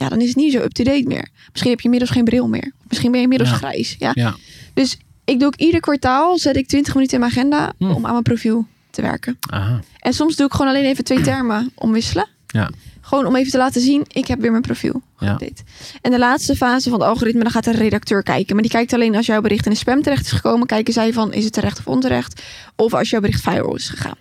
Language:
Dutch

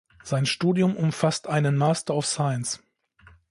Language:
German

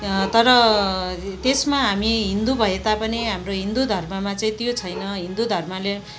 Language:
Nepali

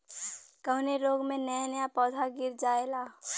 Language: Bhojpuri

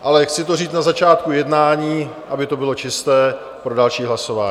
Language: Czech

